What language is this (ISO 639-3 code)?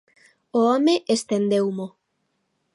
glg